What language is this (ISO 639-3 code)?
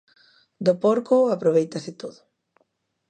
glg